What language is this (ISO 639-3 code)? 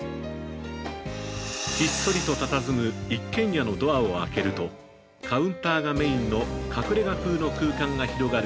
jpn